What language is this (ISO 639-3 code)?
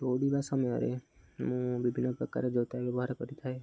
ori